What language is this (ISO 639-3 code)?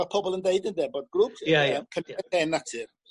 cym